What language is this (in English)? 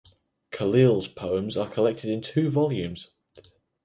English